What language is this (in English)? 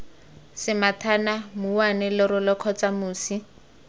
Tswana